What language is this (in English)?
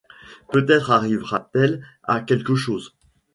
French